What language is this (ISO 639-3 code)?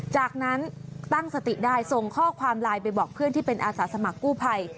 tha